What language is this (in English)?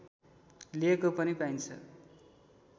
Nepali